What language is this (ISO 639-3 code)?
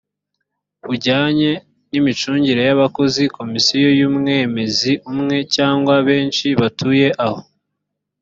kin